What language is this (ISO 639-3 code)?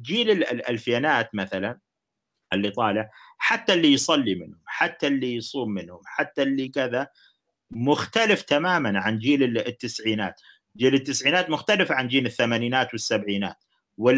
ara